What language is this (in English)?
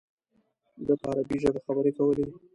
Pashto